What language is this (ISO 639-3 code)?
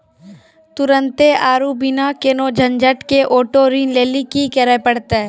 mai